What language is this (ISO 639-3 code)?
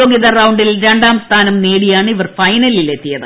mal